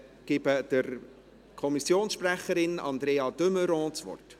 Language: Swiss German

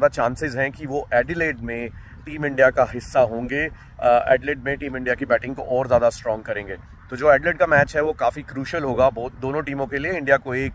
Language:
Hindi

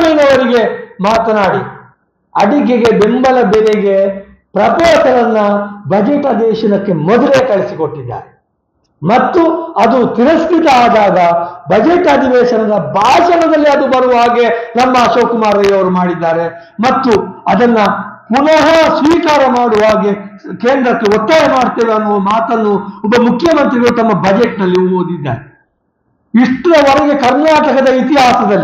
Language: Kannada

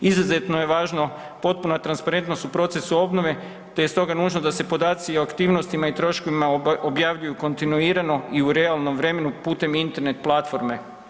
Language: Croatian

